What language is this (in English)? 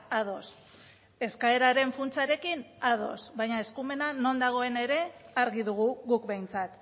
Basque